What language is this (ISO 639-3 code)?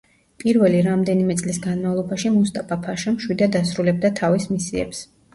kat